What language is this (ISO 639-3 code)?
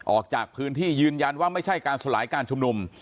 tha